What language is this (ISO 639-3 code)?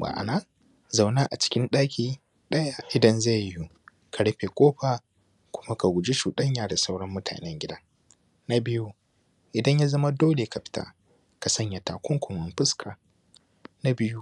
hau